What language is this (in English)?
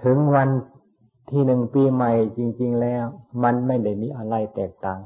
Thai